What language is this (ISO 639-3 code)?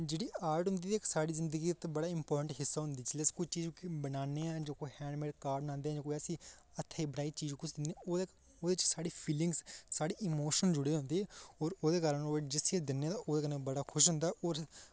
doi